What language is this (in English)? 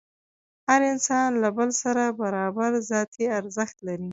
Pashto